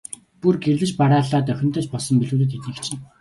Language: Mongolian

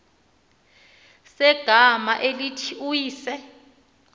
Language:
Xhosa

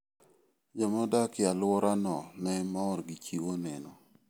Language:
Luo (Kenya and Tanzania)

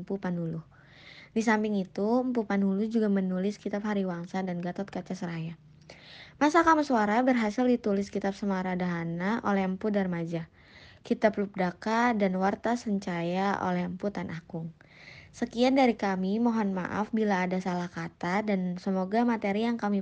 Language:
Indonesian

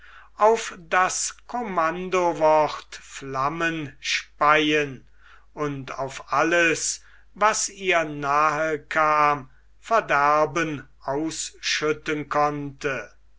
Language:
German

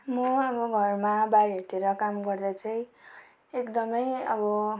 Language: Nepali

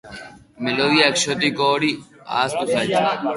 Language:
Basque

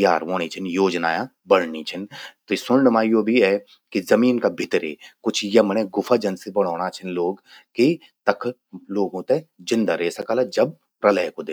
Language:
Garhwali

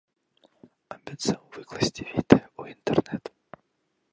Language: Belarusian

